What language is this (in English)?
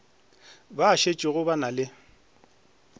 Northern Sotho